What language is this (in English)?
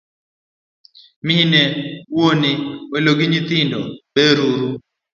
Luo (Kenya and Tanzania)